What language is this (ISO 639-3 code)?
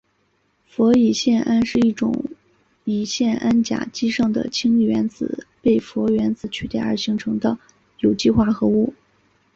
zho